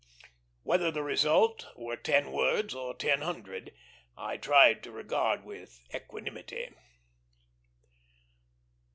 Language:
English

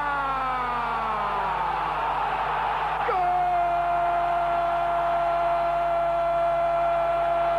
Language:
Spanish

